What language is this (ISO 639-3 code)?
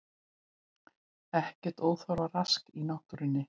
isl